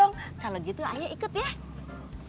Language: Indonesian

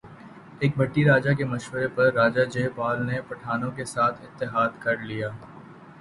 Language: Urdu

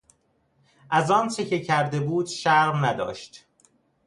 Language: Persian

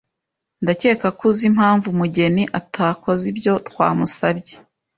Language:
Kinyarwanda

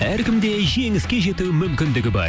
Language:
Kazakh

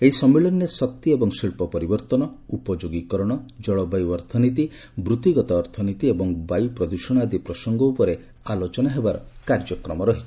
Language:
Odia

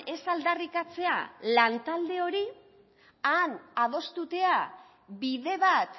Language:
Basque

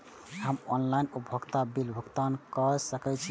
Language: Maithili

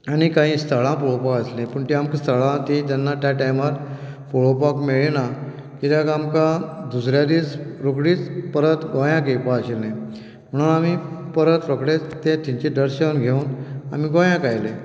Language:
Konkani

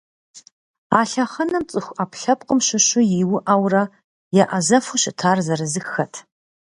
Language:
Kabardian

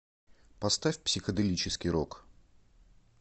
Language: Russian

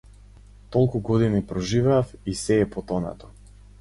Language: Macedonian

